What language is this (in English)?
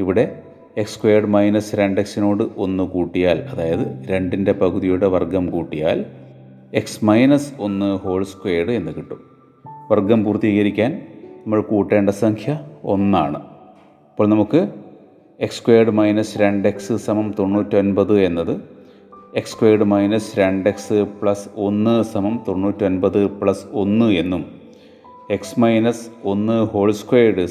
Malayalam